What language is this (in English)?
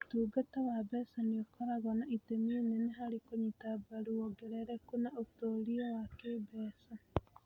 Kikuyu